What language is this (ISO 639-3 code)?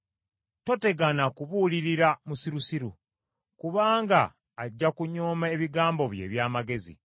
lug